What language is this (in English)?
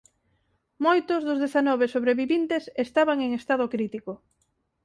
Galician